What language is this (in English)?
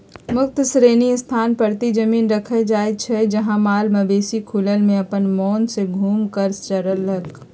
Magahi